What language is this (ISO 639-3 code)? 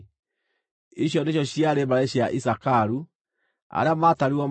kik